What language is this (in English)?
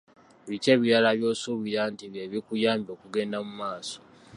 Ganda